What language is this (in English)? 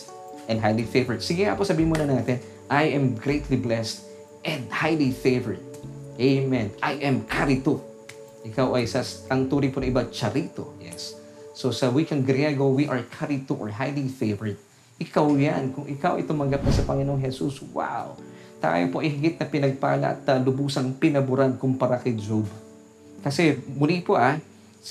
Filipino